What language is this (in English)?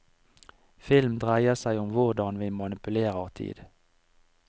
Norwegian